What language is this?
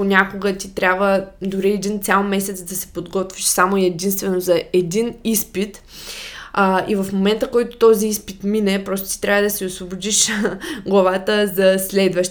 Bulgarian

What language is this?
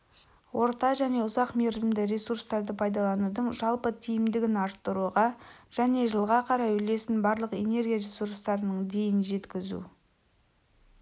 Kazakh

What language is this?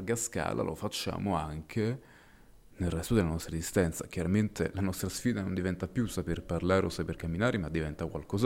Italian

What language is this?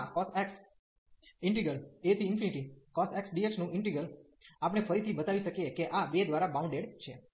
Gujarati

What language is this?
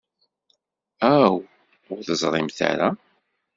Kabyle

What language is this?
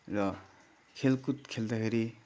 Nepali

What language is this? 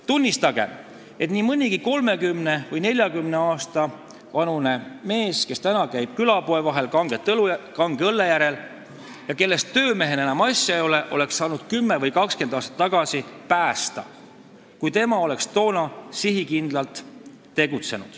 Estonian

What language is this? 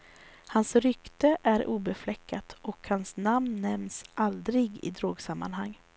Swedish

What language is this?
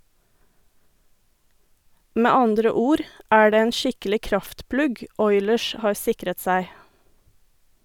Norwegian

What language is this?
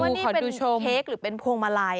Thai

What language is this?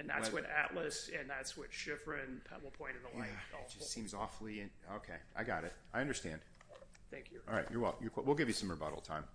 English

